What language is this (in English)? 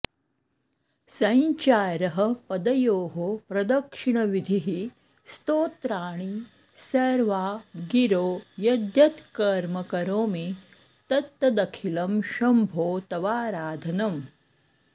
Sanskrit